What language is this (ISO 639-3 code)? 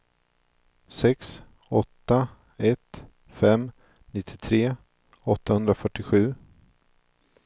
swe